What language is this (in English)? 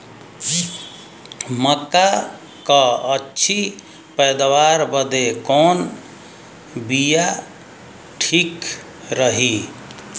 Bhojpuri